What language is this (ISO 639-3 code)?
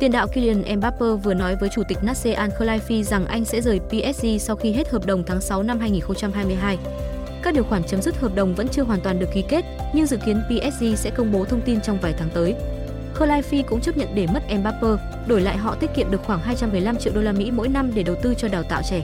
vie